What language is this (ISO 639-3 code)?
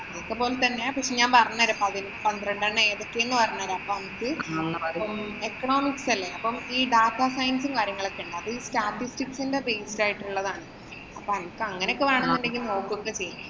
mal